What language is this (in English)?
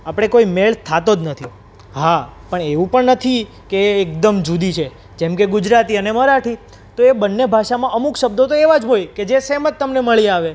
Gujarati